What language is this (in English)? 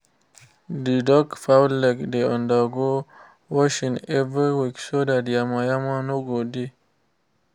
Nigerian Pidgin